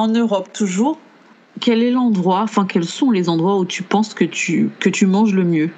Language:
French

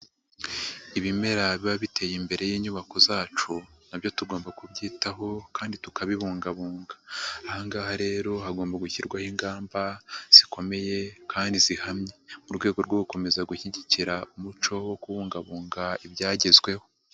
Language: Kinyarwanda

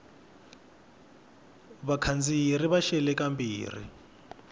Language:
Tsonga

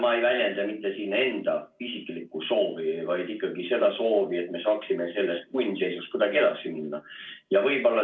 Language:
Estonian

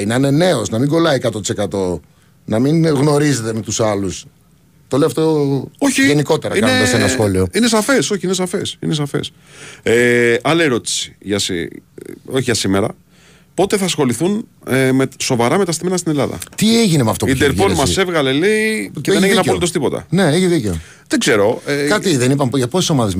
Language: Greek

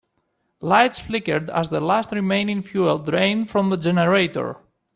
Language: English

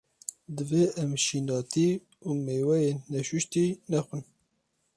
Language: Kurdish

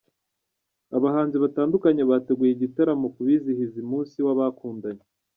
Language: Kinyarwanda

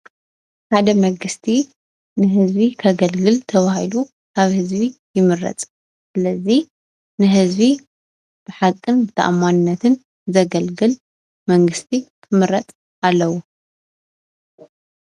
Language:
Tigrinya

